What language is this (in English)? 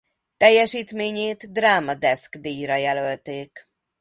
Hungarian